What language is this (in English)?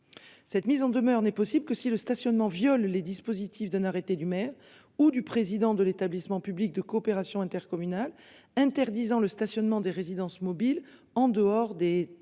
French